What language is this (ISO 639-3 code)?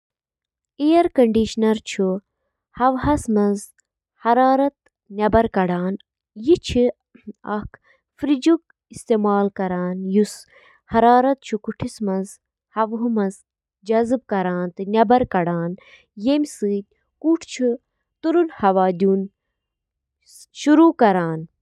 kas